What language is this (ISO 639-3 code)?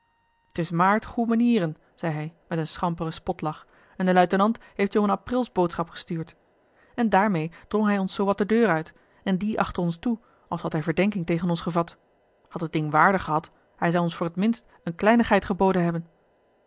nld